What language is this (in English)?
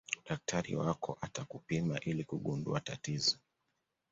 Swahili